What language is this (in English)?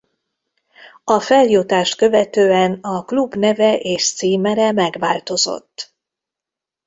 Hungarian